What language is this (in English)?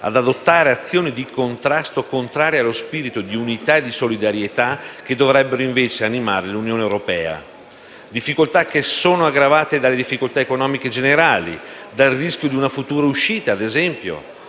Italian